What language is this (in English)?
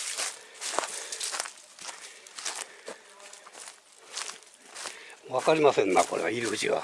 Japanese